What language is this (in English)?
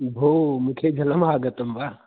Sanskrit